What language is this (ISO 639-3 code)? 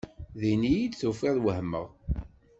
kab